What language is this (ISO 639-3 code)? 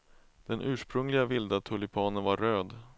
swe